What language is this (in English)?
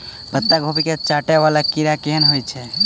Maithili